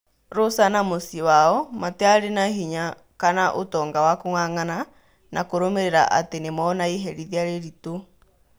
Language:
Kikuyu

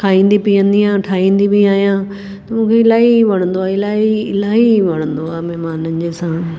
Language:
Sindhi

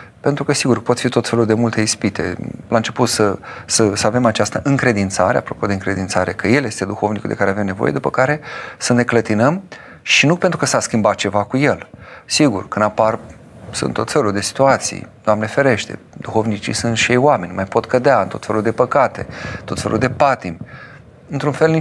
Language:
Romanian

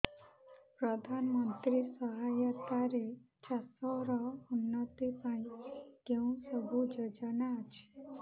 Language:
Odia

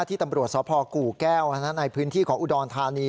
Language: Thai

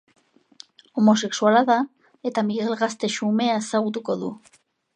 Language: Basque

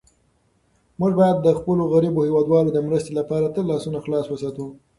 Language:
Pashto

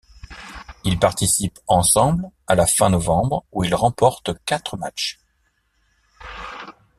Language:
French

